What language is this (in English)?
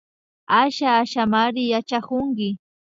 Imbabura Highland Quichua